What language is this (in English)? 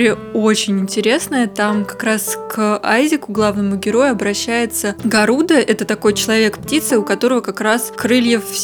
Russian